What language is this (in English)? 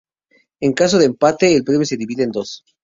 Spanish